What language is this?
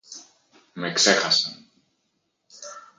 Greek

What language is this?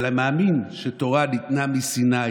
Hebrew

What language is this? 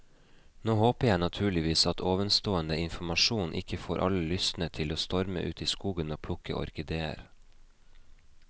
Norwegian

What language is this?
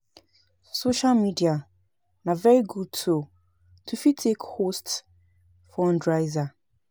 Nigerian Pidgin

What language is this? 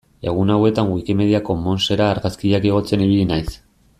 Basque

